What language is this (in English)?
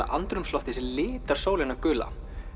Icelandic